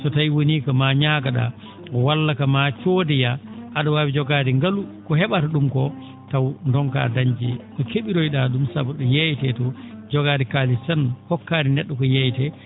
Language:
Fula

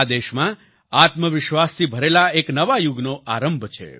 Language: Gujarati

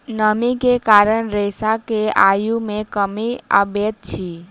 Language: Maithili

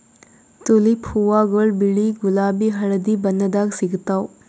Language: Kannada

